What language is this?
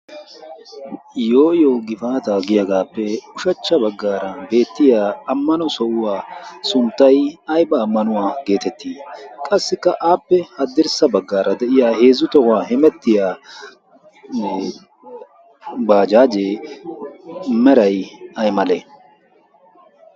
Wolaytta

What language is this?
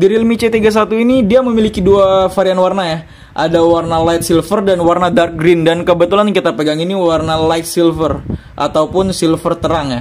Indonesian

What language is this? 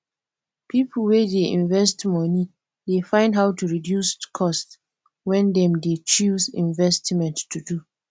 Nigerian Pidgin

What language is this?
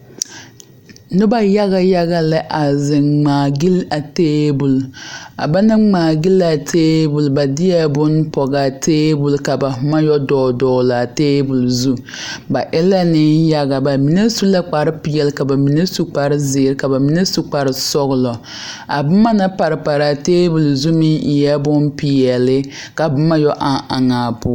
Southern Dagaare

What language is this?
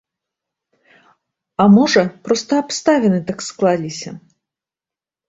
Belarusian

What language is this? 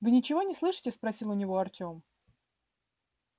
Russian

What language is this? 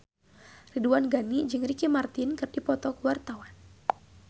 Sundanese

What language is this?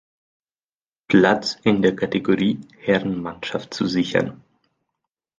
German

